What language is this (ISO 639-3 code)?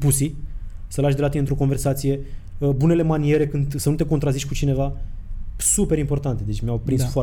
ron